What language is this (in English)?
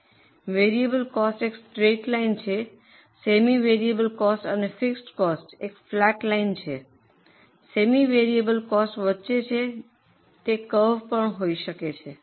Gujarati